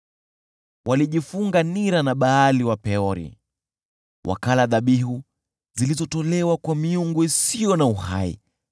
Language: Swahili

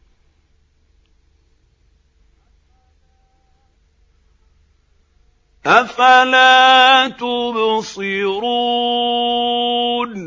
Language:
Arabic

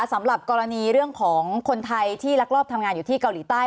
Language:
Thai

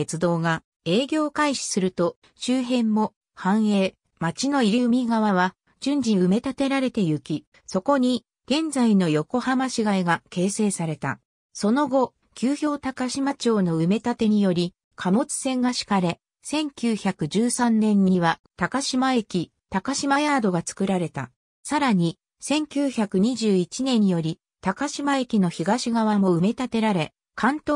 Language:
Japanese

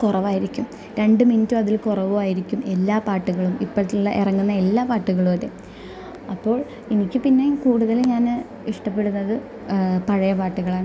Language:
Malayalam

